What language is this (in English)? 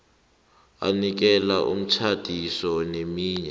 South Ndebele